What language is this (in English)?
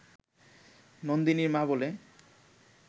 Bangla